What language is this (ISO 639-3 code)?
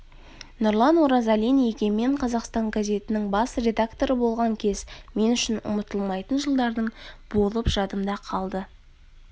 kaz